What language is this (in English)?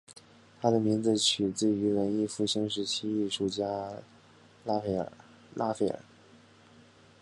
Chinese